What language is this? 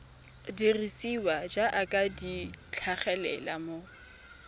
Tswana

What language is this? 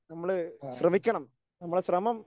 Malayalam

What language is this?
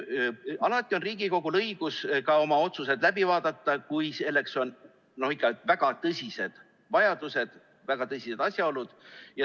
Estonian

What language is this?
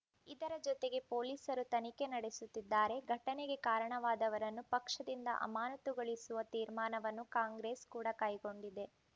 Kannada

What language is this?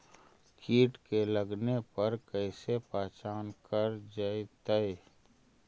Magahi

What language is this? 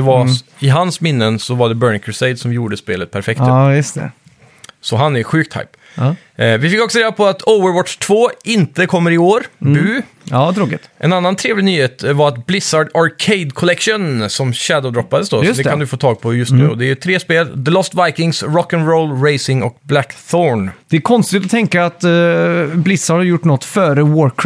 Swedish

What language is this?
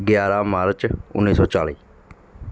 Punjabi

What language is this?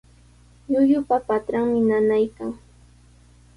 Sihuas Ancash Quechua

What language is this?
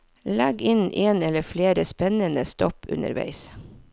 Norwegian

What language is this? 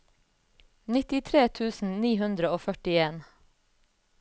Norwegian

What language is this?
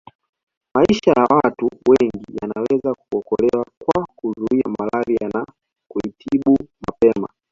Swahili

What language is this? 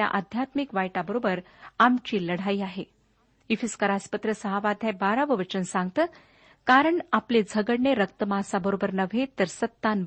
Marathi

